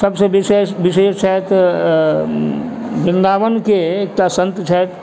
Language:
Maithili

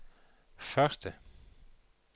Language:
Danish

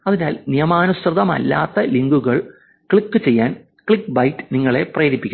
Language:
Malayalam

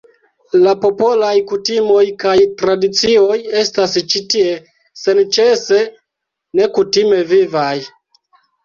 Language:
Esperanto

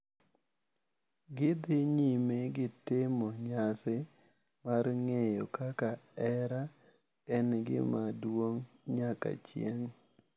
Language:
Luo (Kenya and Tanzania)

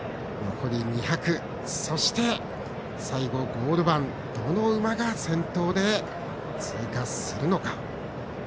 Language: Japanese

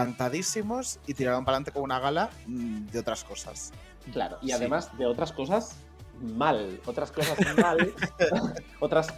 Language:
Spanish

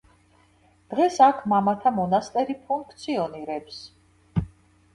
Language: Georgian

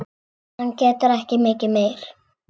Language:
Icelandic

